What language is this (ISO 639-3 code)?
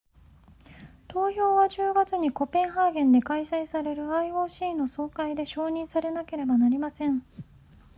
jpn